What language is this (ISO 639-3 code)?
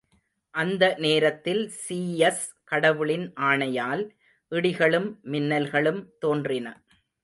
tam